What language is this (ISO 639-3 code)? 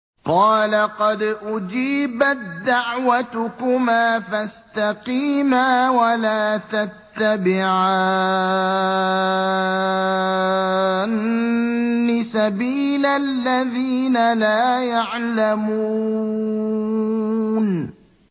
ara